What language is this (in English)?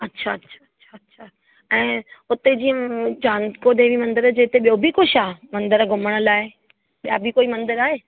Sindhi